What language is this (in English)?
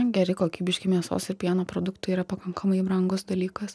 Lithuanian